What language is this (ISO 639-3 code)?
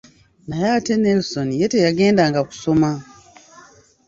lug